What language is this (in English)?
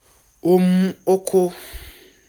Yoruba